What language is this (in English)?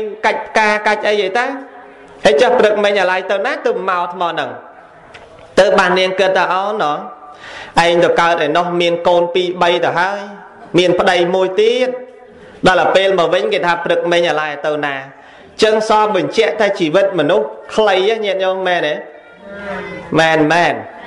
Vietnamese